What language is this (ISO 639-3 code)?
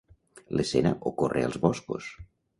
cat